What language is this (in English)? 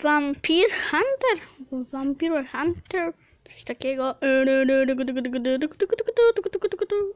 Polish